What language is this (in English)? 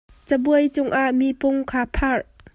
Hakha Chin